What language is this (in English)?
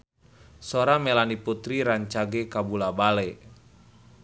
Sundanese